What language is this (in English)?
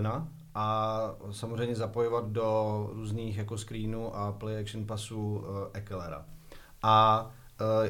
Czech